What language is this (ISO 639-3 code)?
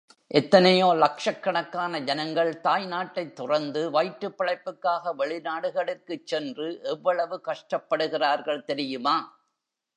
tam